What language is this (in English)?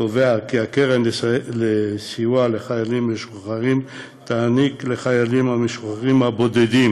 Hebrew